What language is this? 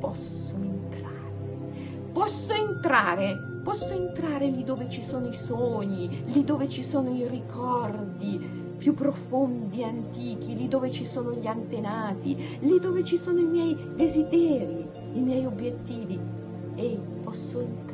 Italian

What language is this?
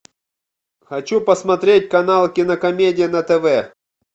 Russian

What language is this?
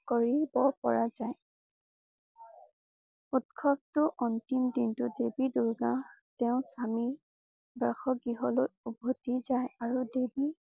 Assamese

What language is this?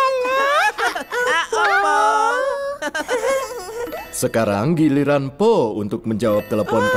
Indonesian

